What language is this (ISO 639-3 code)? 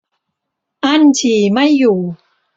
tha